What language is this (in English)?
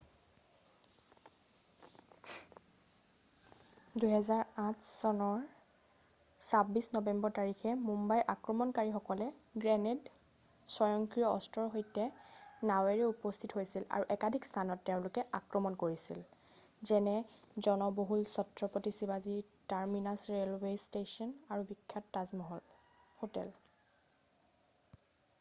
Assamese